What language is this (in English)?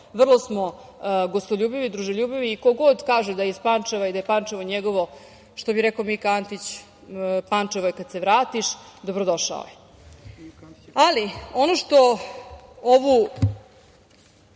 Serbian